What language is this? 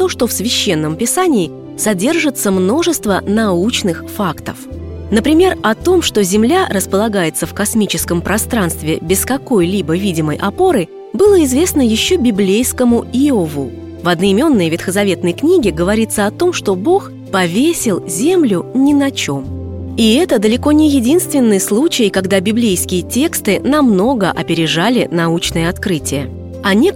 Russian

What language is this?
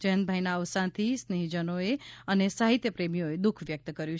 Gujarati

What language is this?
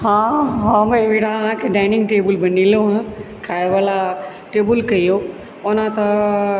Maithili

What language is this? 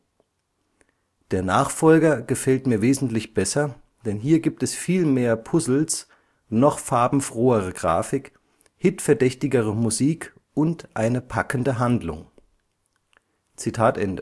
German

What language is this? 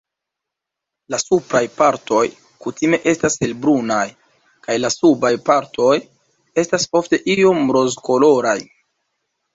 Esperanto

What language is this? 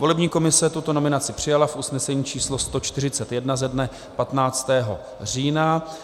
Czech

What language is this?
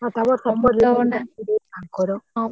Odia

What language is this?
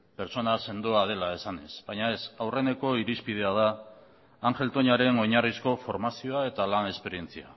Basque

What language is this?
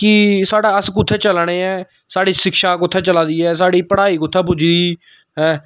Dogri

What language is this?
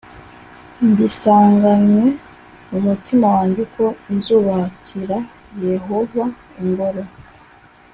Kinyarwanda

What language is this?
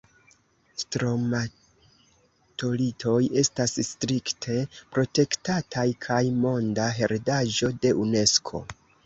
Esperanto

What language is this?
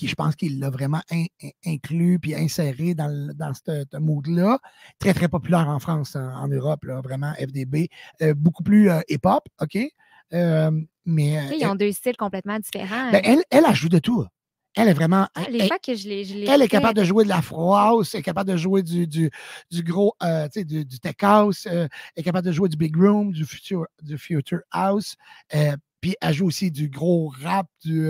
French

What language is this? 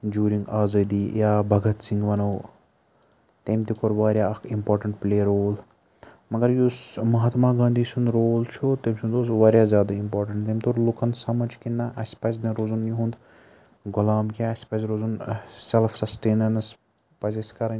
Kashmiri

